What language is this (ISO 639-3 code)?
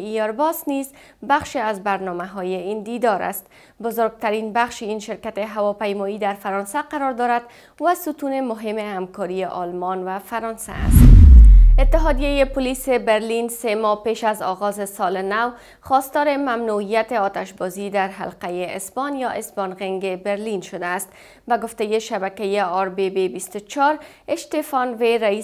fas